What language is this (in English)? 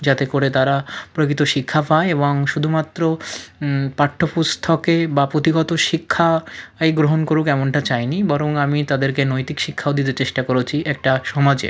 Bangla